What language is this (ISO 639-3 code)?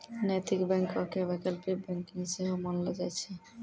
mai